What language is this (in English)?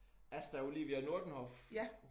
Danish